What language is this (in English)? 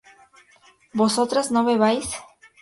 Spanish